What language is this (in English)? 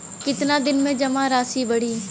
Bhojpuri